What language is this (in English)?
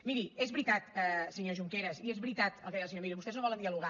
Catalan